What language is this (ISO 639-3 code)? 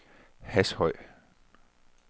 dan